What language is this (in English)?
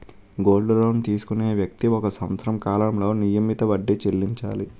Telugu